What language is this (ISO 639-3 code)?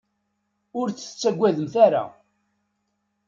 kab